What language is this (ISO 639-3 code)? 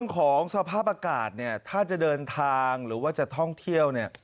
tha